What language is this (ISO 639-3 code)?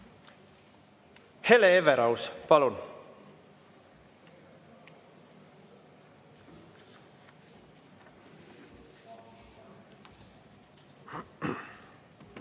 est